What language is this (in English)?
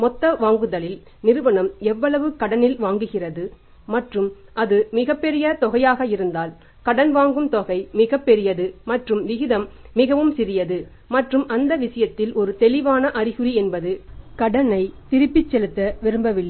Tamil